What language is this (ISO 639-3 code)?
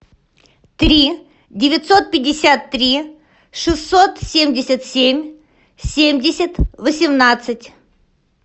rus